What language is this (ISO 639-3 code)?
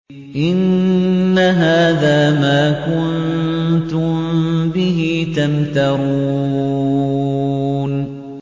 ara